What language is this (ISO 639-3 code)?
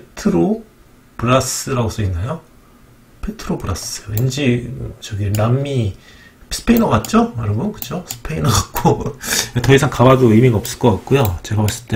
kor